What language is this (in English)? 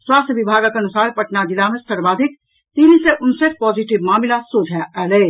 Maithili